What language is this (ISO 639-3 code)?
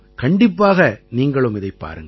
tam